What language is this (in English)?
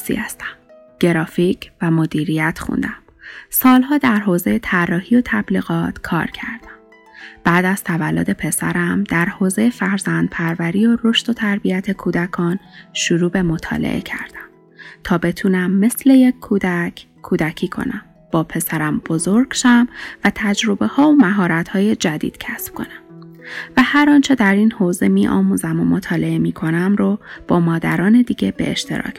Persian